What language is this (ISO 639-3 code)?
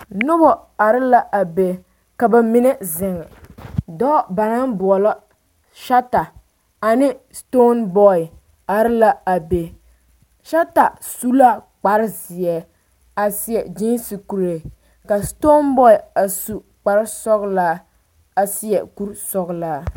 dga